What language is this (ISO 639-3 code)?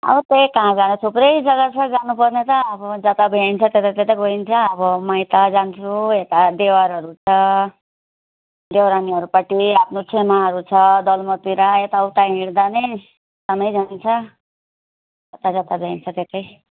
nep